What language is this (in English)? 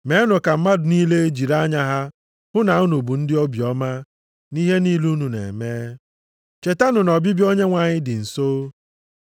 Igbo